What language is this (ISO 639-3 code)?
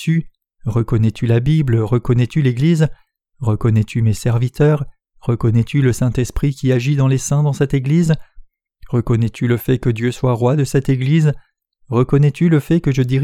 fra